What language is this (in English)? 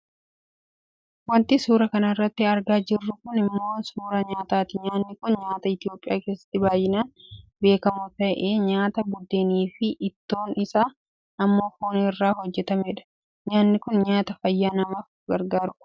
Oromo